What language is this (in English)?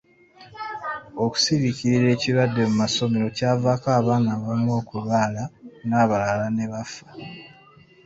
Ganda